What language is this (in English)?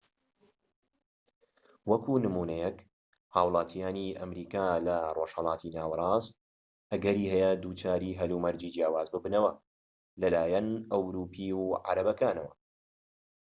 Central Kurdish